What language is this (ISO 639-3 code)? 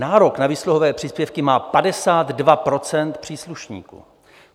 ces